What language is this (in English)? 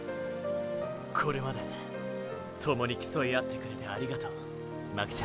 Japanese